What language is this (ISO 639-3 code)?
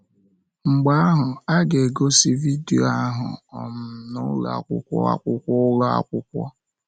ibo